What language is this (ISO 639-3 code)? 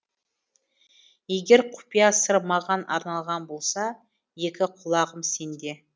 kaz